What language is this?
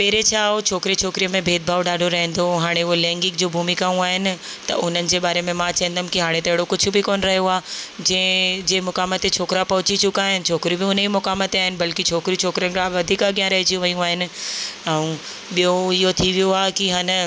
Sindhi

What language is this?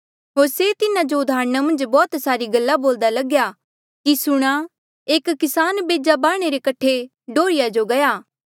Mandeali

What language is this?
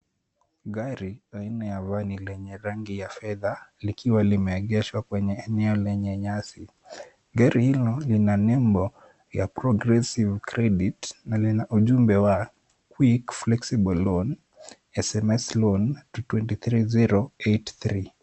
Swahili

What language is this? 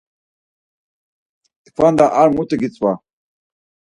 Laz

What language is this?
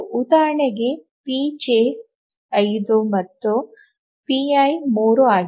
Kannada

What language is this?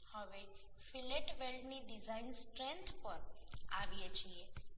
Gujarati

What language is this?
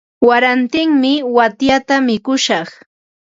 Ambo-Pasco Quechua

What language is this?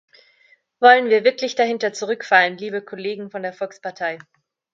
German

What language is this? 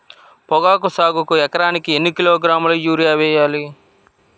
Telugu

